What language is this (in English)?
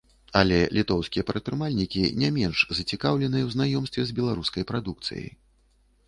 Belarusian